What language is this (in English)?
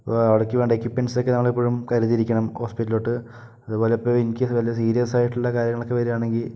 Malayalam